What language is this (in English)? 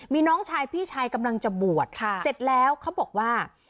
Thai